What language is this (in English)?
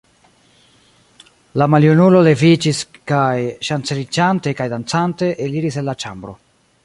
Esperanto